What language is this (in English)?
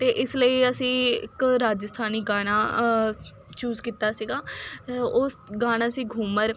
Punjabi